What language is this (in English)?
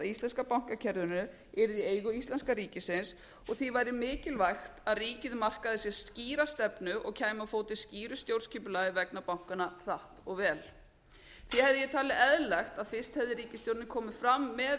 Icelandic